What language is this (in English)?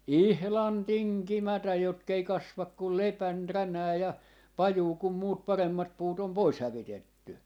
Finnish